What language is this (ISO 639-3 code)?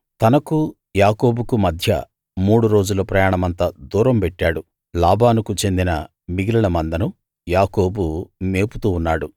tel